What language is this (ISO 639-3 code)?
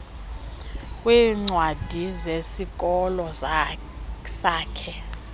xho